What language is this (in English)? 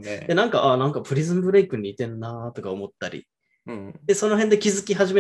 Japanese